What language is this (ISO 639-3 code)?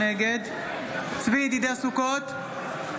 heb